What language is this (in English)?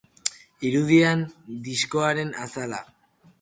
Basque